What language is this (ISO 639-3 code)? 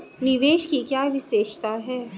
hin